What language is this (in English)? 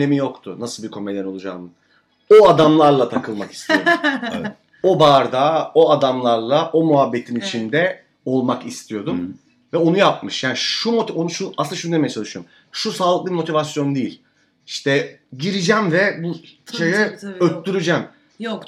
Turkish